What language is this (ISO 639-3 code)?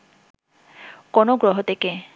ben